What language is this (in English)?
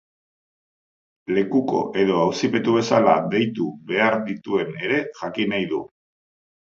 Basque